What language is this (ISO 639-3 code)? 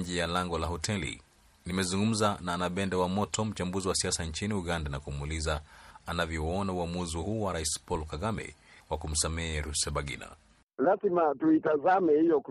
swa